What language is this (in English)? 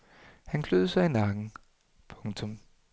Danish